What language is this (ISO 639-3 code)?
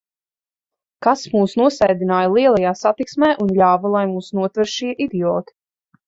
lav